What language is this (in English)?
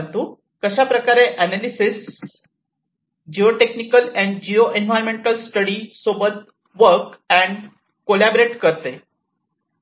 Marathi